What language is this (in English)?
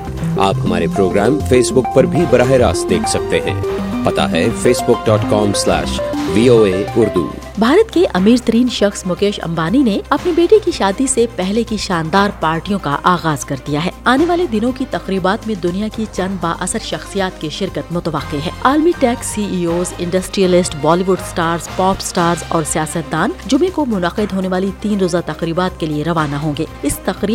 Urdu